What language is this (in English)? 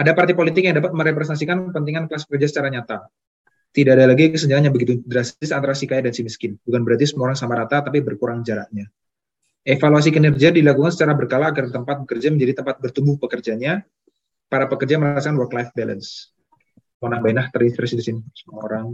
Indonesian